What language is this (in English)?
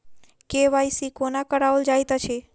Maithili